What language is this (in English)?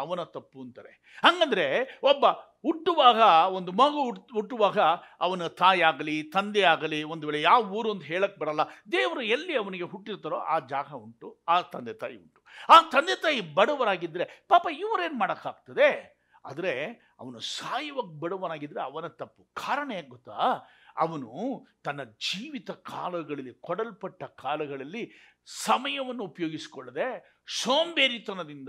Kannada